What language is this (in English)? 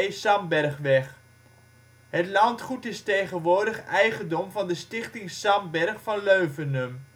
Dutch